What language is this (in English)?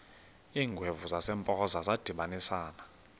Xhosa